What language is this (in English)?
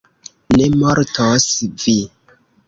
Esperanto